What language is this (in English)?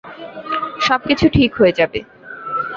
Bangla